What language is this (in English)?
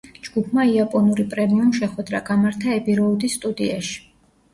Georgian